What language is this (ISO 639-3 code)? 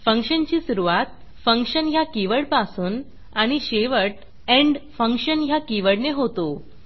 mar